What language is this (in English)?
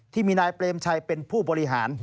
Thai